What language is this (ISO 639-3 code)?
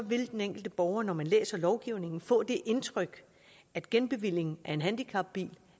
dan